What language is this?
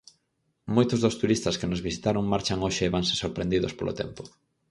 Galician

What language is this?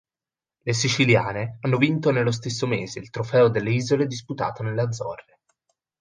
Italian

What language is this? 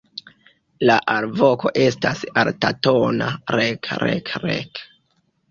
Esperanto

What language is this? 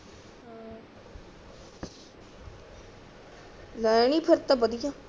Punjabi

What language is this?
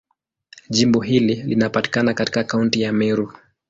Swahili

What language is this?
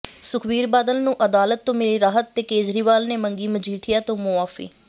Punjabi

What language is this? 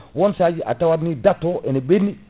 Fula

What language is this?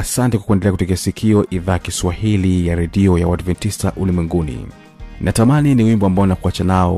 Swahili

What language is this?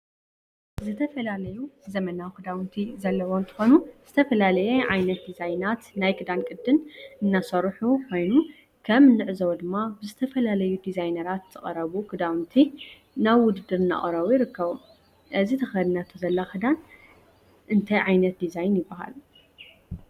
Tigrinya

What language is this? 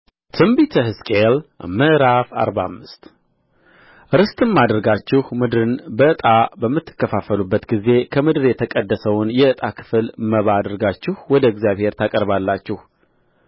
Amharic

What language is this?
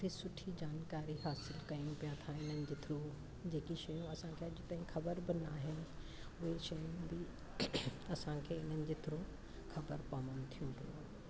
Sindhi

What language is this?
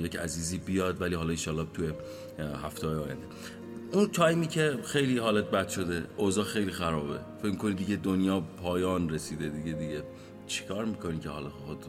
Persian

